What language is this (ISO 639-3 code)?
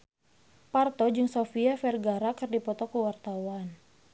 sun